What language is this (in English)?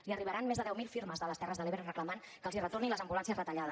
Catalan